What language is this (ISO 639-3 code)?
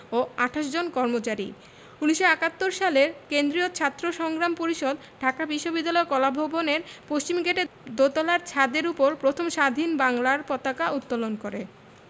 ben